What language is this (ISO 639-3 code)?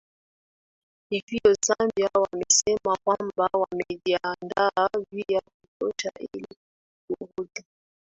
swa